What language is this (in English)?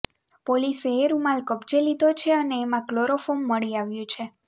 Gujarati